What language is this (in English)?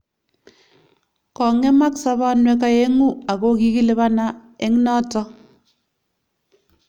Kalenjin